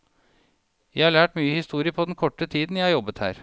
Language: Norwegian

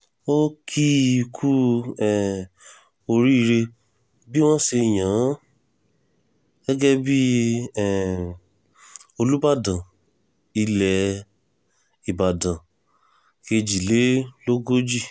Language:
Yoruba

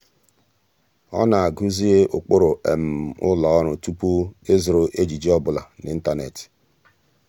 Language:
Igbo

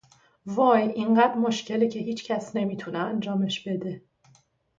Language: Persian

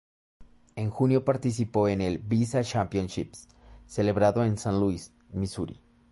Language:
Spanish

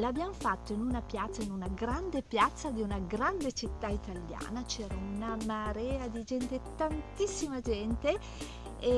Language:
Italian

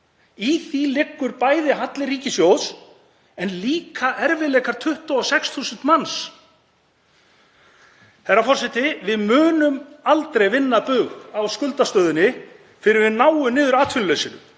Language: Icelandic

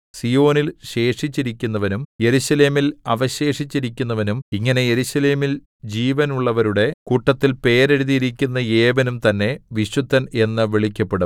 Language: Malayalam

